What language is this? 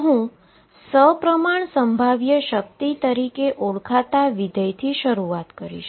Gujarati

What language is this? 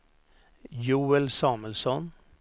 Swedish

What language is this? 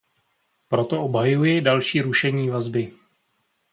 Czech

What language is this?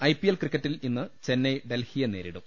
Malayalam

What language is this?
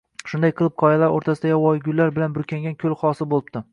Uzbek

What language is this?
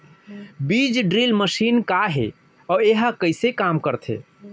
Chhattisgarhi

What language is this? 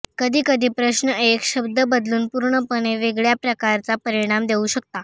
Marathi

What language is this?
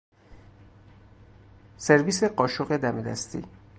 Persian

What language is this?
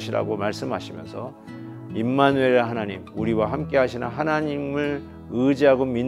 Korean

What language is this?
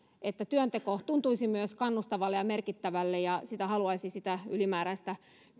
Finnish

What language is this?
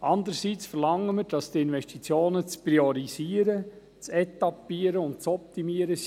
Swiss German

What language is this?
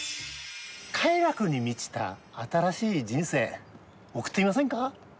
Japanese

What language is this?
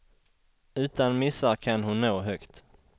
Swedish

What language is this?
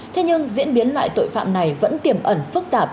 Vietnamese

